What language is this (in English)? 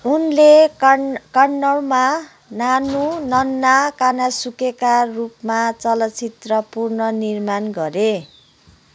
Nepali